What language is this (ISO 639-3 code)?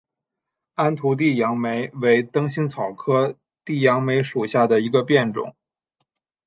zho